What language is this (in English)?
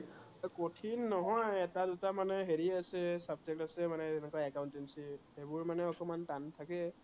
Assamese